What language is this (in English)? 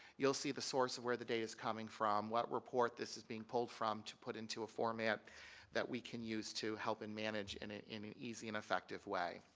English